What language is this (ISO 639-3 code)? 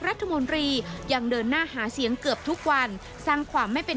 tha